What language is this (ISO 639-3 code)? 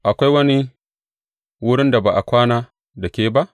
hau